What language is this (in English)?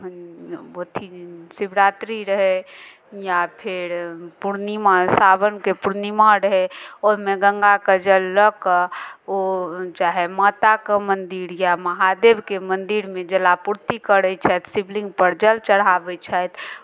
Maithili